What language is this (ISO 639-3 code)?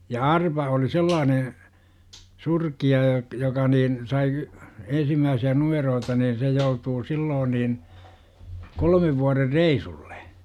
fin